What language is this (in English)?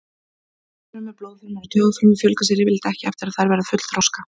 Icelandic